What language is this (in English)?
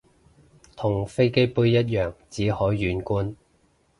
Cantonese